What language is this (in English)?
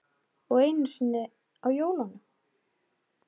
Icelandic